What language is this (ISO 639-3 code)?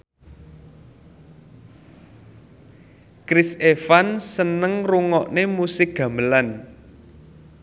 jav